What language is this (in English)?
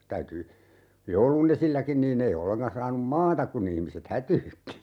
Finnish